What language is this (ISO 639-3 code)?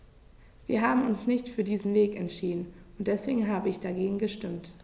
deu